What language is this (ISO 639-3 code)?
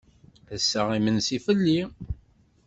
kab